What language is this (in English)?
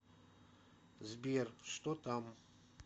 Russian